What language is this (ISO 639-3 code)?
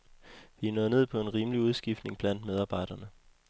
dan